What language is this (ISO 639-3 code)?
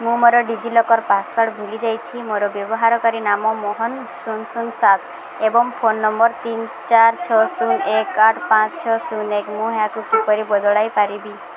ori